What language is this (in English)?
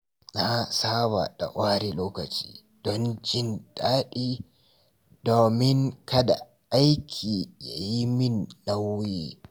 Hausa